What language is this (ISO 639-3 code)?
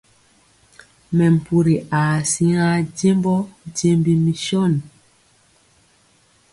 mcx